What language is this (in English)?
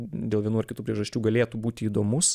Lithuanian